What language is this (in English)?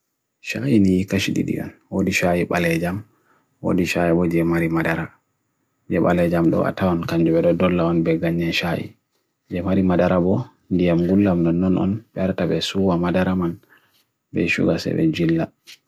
Bagirmi Fulfulde